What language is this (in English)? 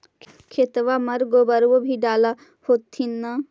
Magahi